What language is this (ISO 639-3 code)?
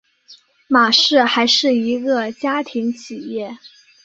zho